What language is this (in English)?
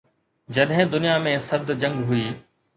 Sindhi